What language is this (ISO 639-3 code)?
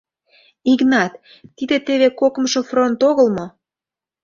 chm